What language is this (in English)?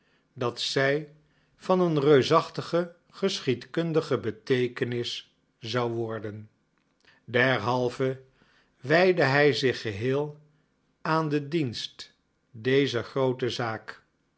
Dutch